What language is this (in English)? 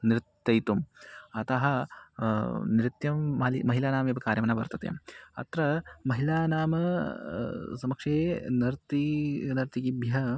Sanskrit